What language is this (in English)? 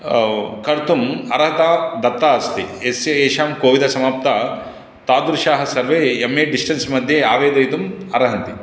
Sanskrit